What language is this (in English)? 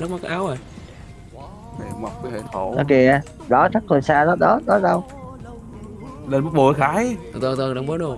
Vietnamese